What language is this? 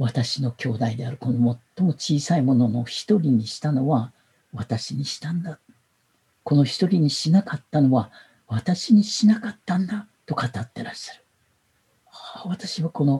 Japanese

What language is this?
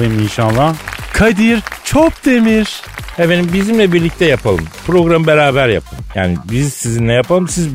Turkish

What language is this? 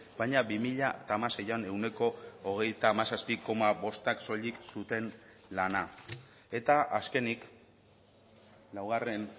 Basque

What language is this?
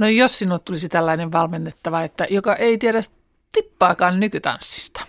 Finnish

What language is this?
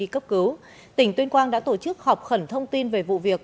Vietnamese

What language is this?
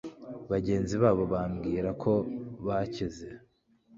Kinyarwanda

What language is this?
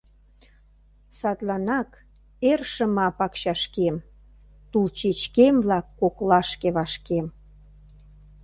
Mari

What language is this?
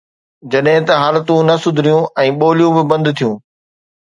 Sindhi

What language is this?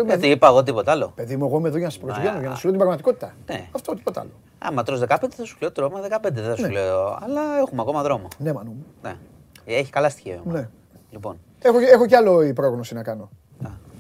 Greek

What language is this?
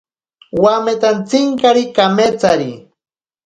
Ashéninka Perené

